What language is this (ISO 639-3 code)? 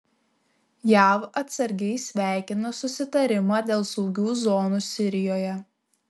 lit